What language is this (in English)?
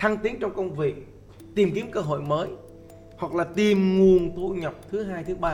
Vietnamese